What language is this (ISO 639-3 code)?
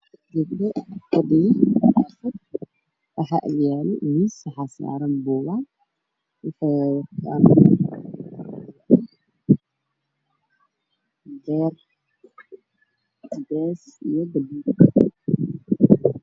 som